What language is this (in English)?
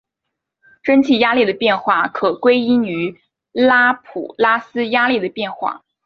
Chinese